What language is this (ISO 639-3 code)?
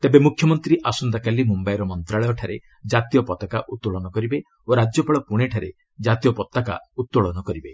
ori